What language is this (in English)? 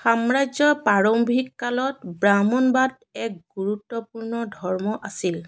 Assamese